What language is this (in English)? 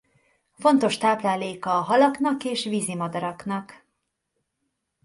Hungarian